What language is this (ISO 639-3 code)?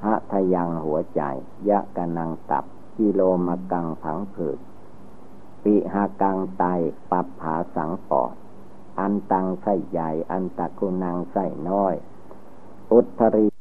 tha